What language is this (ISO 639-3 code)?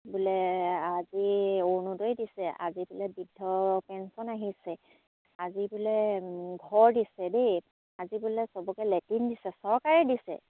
asm